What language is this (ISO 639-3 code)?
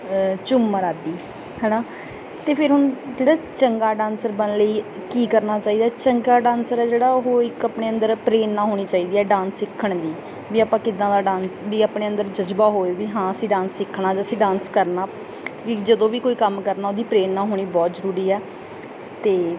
pan